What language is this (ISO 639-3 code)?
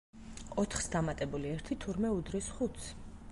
kat